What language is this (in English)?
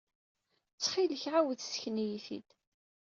Kabyle